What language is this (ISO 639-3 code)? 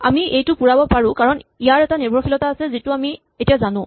asm